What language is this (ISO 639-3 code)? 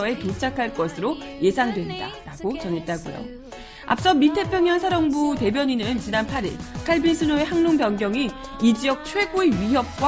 kor